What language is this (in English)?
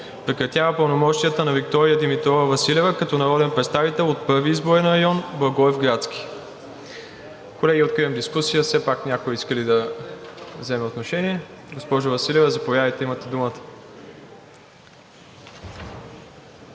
Bulgarian